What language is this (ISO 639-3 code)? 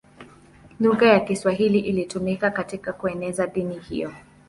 swa